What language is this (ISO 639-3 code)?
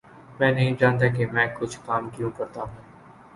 urd